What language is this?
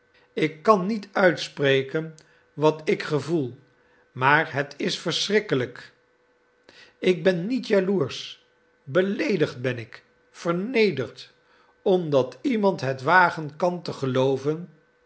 Dutch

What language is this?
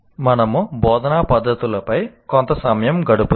Telugu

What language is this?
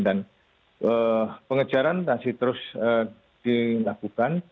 Indonesian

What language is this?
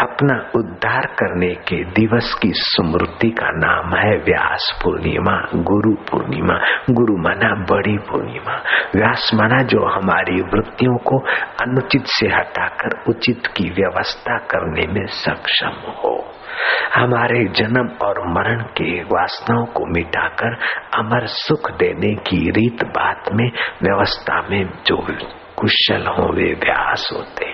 Hindi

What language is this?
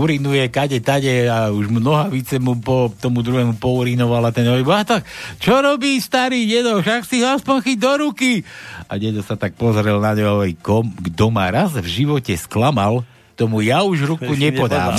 Slovak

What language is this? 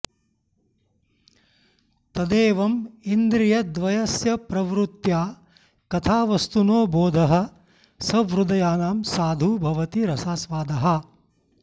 Sanskrit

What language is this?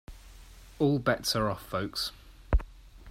English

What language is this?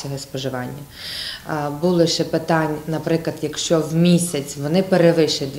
Ukrainian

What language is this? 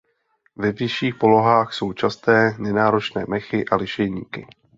Czech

